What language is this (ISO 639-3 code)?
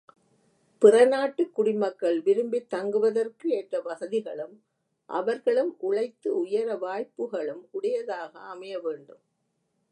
tam